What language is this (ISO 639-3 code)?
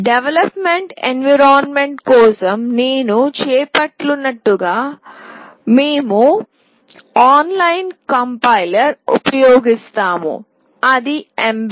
tel